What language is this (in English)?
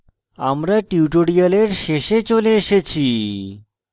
Bangla